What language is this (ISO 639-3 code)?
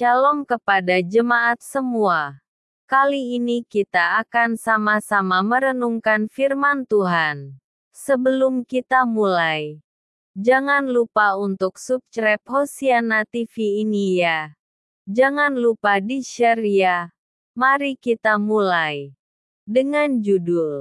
ind